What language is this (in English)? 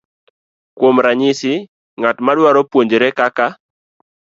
Luo (Kenya and Tanzania)